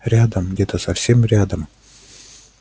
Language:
Russian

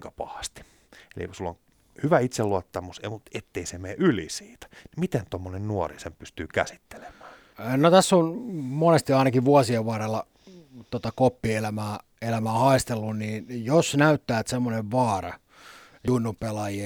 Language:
Finnish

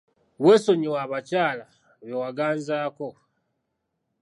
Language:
Ganda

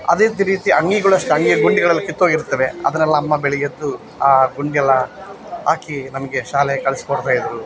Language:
Kannada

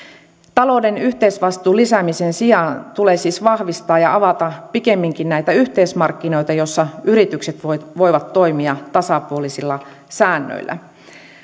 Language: Finnish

